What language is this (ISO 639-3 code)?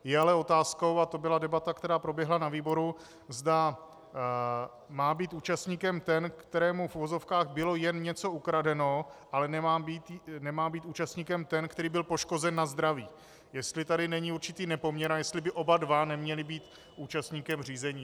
ces